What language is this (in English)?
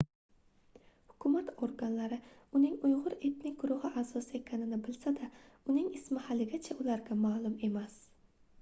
Uzbek